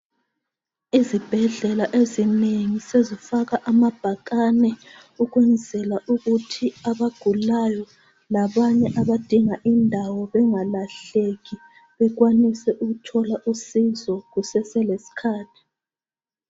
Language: North Ndebele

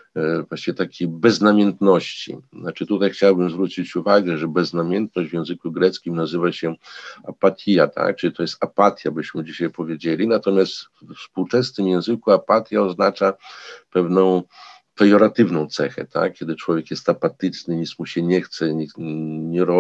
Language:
Polish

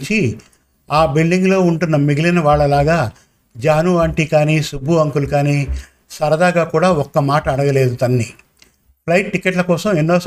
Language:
Telugu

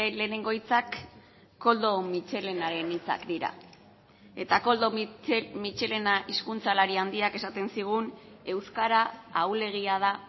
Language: Basque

